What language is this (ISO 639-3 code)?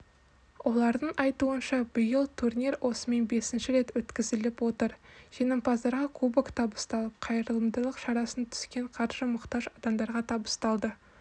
kaz